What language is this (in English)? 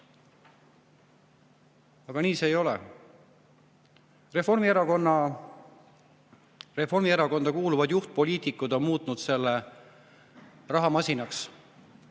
Estonian